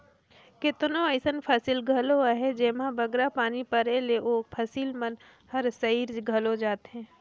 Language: Chhattisgarhi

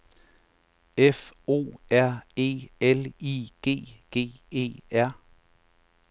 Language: Danish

